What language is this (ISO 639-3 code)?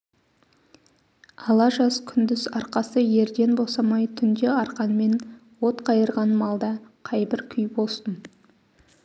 kaz